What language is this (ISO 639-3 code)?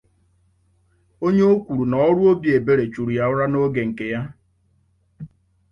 ibo